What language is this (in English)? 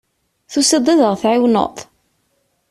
Kabyle